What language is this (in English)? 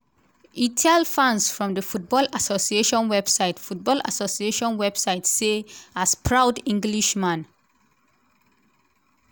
Nigerian Pidgin